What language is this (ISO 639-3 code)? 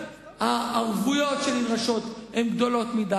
heb